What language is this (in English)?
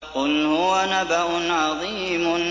Arabic